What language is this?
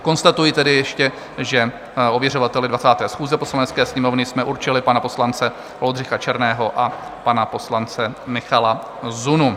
Czech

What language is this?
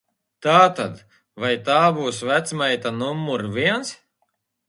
Latvian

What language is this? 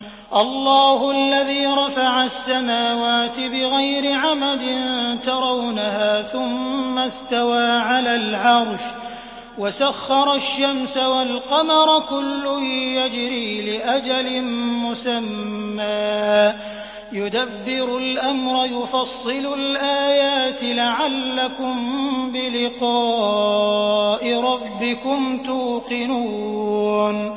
Arabic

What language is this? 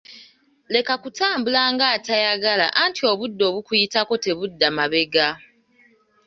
Ganda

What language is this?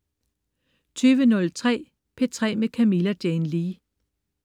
Danish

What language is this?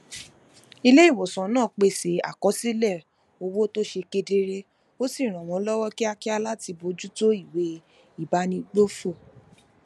Yoruba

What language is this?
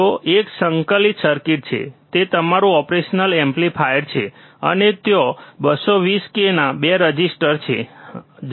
Gujarati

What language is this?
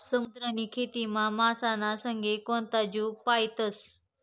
Marathi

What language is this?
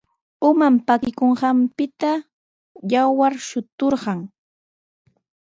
Sihuas Ancash Quechua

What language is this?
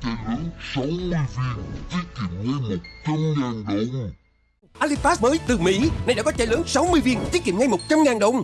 Vietnamese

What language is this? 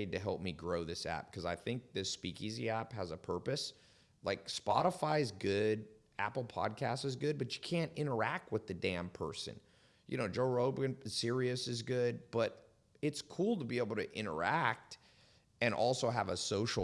English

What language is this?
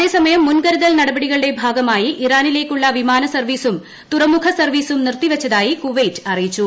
Malayalam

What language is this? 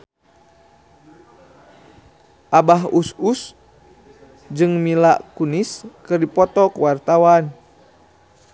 Sundanese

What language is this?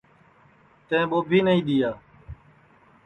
Sansi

